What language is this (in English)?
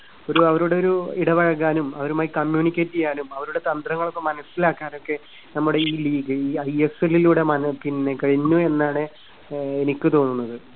Malayalam